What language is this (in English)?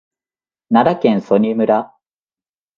Japanese